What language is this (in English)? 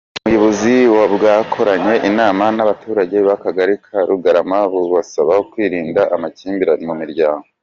Kinyarwanda